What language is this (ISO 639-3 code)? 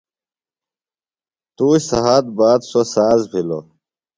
phl